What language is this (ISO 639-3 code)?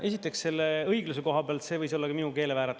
est